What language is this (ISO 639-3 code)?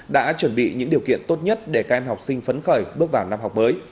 vie